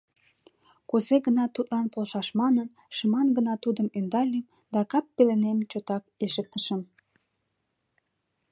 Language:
Mari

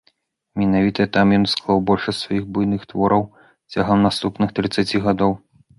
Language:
Belarusian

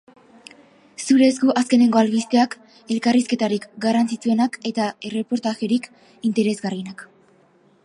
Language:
Basque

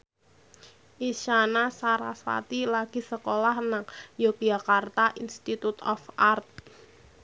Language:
Javanese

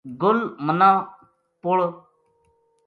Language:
Gujari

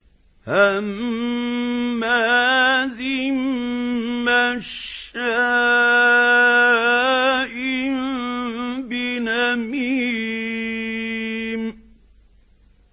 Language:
Arabic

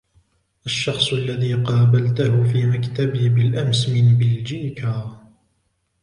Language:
Arabic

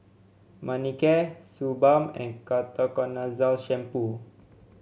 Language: English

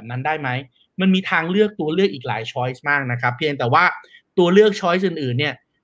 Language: Thai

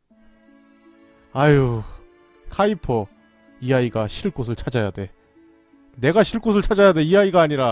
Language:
Korean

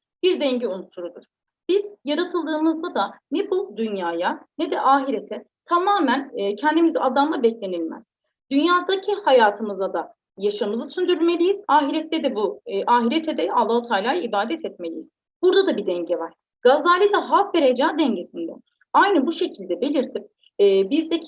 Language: Turkish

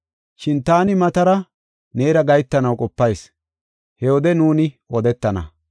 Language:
Gofa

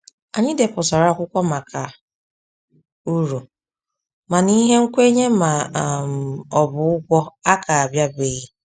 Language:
Igbo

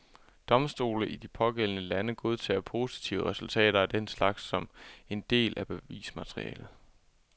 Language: Danish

